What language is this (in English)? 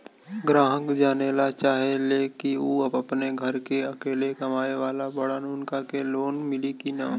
Bhojpuri